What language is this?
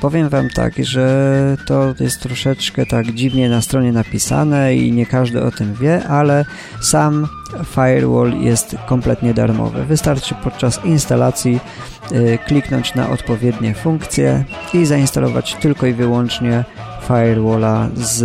Polish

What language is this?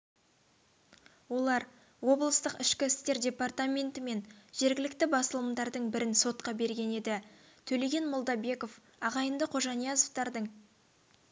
Kazakh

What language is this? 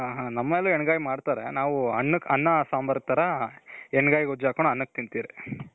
Kannada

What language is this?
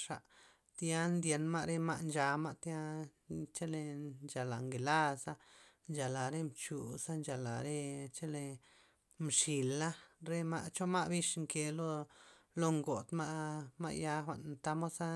Loxicha Zapotec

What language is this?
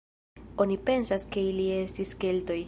Esperanto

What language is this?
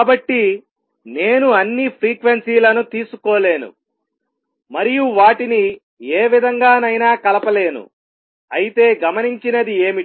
Telugu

